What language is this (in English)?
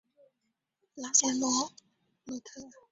Chinese